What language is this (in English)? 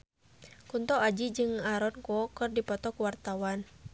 Sundanese